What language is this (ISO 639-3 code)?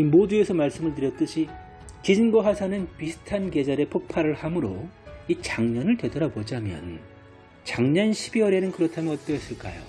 kor